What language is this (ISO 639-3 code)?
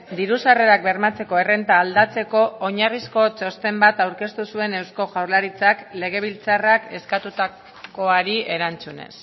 eus